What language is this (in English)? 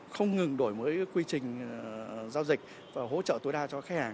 Vietnamese